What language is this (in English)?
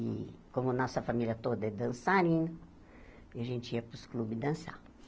Portuguese